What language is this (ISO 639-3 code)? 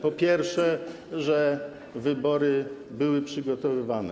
pol